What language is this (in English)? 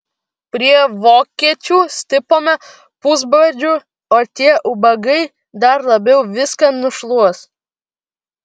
Lithuanian